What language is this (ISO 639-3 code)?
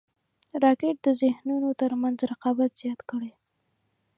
pus